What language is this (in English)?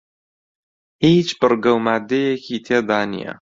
Central Kurdish